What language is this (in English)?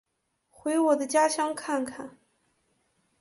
Chinese